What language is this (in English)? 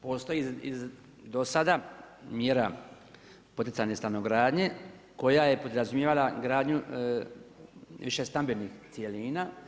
Croatian